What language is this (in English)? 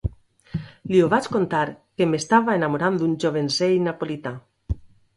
Catalan